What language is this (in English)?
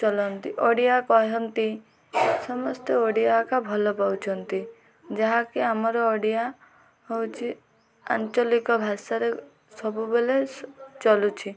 Odia